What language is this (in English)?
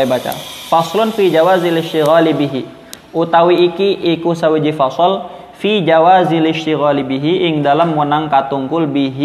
Indonesian